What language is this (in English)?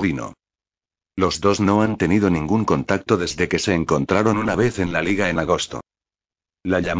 Spanish